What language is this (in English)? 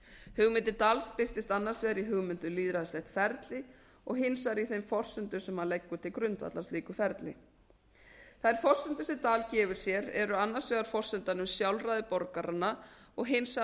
Icelandic